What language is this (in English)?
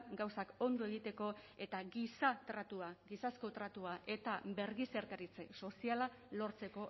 Basque